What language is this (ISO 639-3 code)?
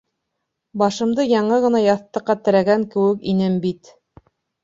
bak